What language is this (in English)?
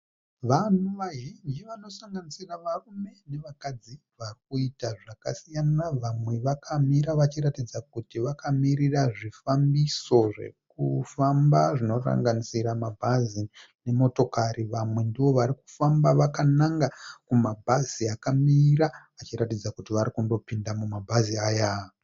Shona